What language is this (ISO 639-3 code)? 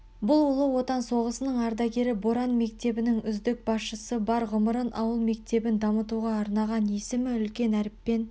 kaz